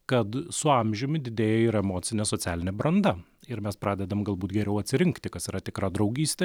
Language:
Lithuanian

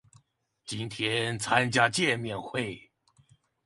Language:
Chinese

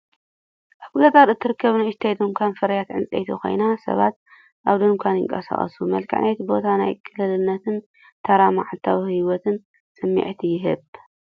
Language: Tigrinya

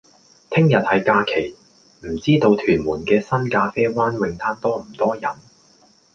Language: Cantonese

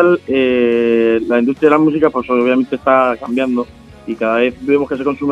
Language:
Spanish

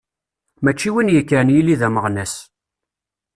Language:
Kabyle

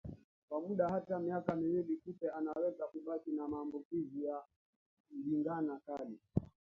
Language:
Swahili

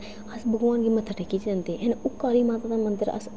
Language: Dogri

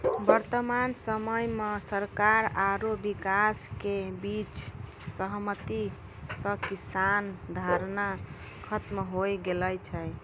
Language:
Maithili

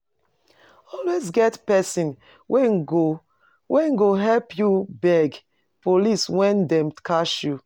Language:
Nigerian Pidgin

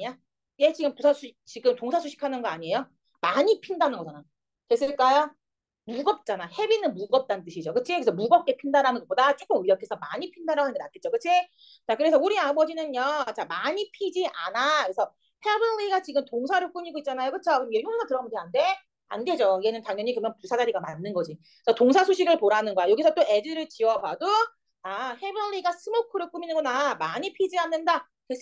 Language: Korean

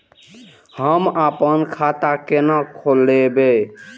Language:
Maithili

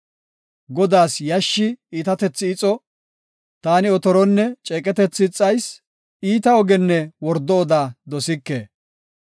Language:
Gofa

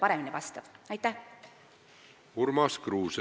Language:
Estonian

